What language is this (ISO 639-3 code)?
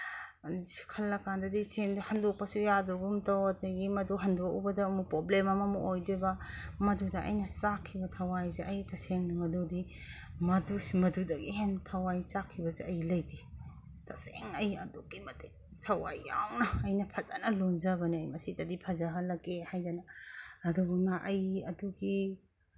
mni